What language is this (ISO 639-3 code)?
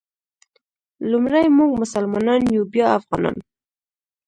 pus